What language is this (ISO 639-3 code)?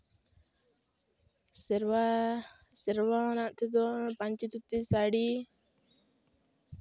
sat